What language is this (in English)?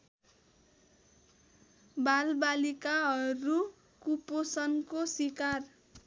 Nepali